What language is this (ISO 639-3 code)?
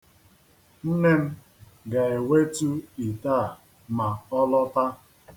ibo